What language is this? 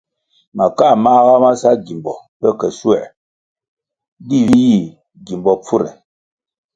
Kwasio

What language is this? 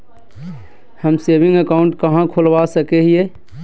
Magahi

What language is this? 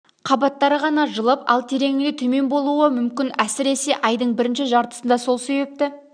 Kazakh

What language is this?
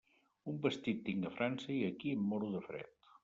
Catalan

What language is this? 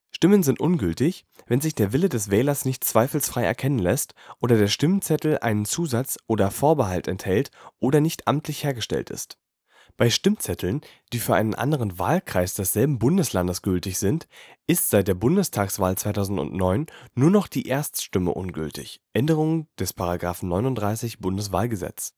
German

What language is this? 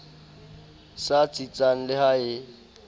Southern Sotho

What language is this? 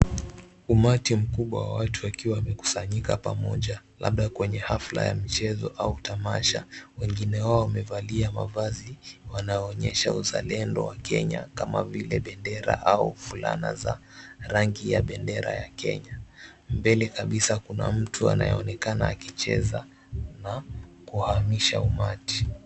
Swahili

